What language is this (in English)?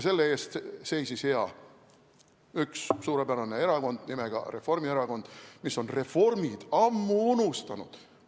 Estonian